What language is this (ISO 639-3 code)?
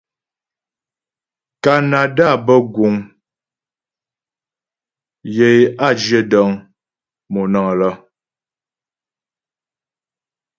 bbj